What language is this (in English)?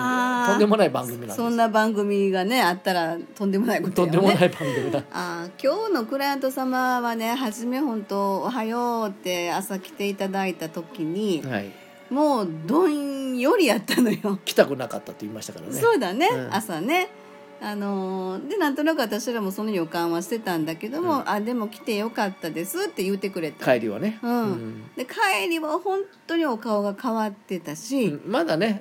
Japanese